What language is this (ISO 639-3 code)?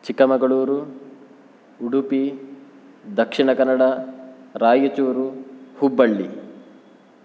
san